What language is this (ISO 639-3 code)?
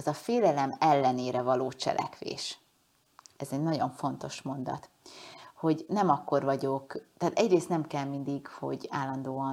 hun